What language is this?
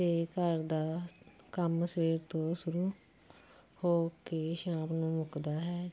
Punjabi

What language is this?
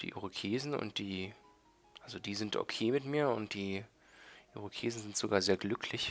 German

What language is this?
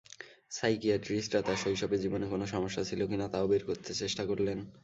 Bangla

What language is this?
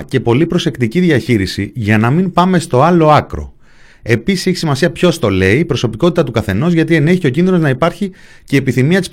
Greek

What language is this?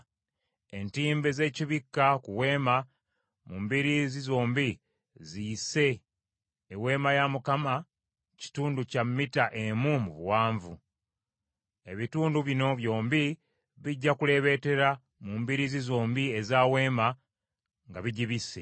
Ganda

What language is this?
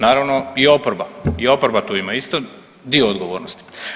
Croatian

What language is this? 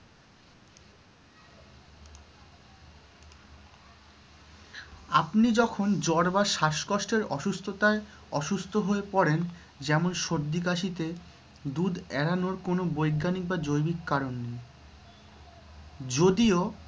Bangla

